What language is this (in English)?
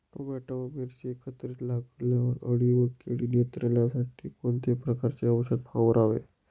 Marathi